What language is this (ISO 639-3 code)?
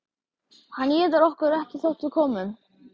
isl